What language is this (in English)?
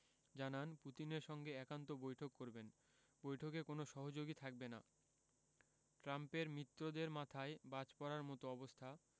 Bangla